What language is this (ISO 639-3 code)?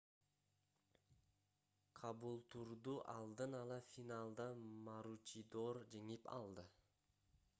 kir